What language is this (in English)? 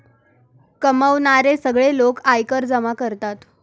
Marathi